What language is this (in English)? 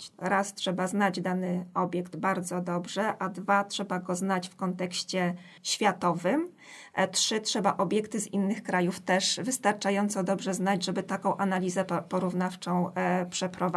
Polish